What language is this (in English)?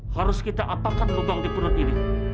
Indonesian